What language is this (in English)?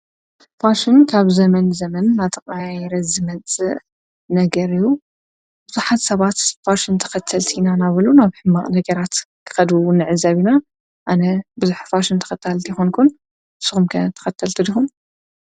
Tigrinya